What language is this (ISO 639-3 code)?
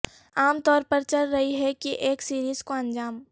urd